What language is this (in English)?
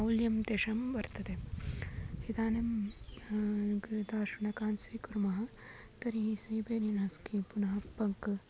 Sanskrit